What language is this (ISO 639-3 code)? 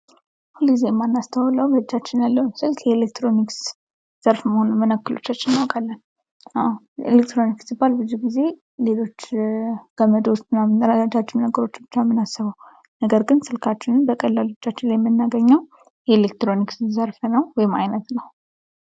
amh